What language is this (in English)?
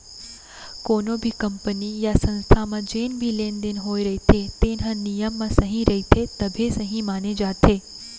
Chhattisgarhi